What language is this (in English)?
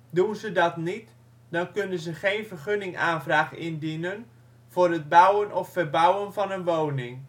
Dutch